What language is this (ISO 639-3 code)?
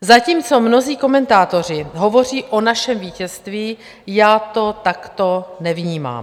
ces